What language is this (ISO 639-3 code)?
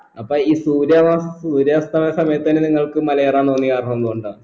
mal